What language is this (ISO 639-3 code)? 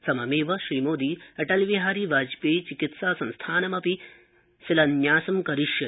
san